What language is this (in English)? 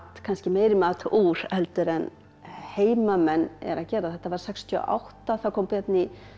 Icelandic